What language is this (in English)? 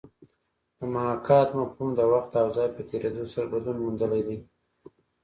Pashto